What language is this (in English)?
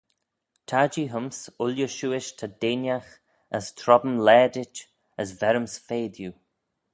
Manx